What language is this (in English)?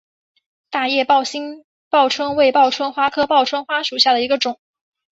Chinese